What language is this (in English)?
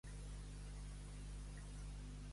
Catalan